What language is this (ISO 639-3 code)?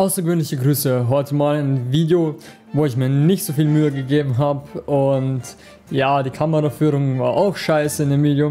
deu